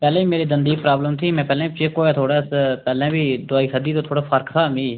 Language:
Dogri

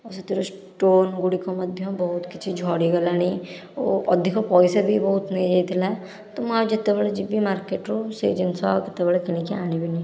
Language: Odia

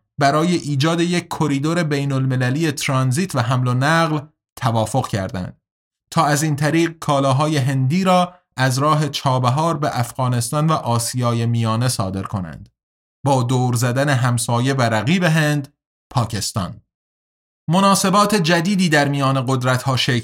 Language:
Persian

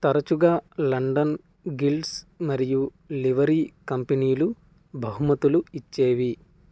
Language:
Telugu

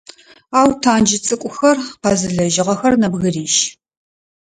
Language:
Adyghe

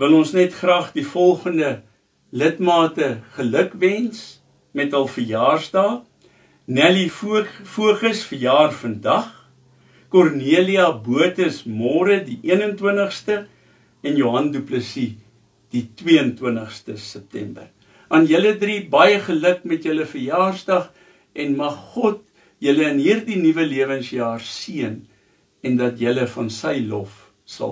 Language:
Dutch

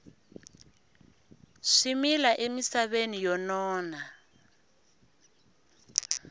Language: Tsonga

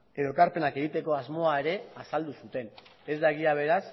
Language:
Basque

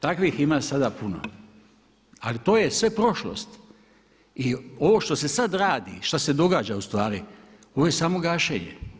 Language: Croatian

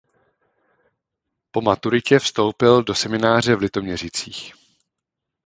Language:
Czech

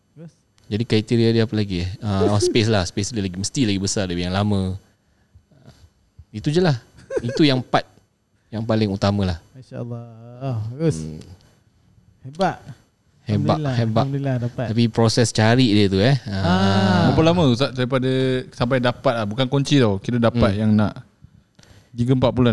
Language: Malay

